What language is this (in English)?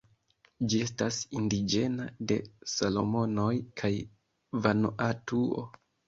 Esperanto